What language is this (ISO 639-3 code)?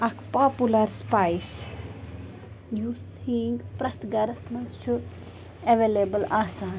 kas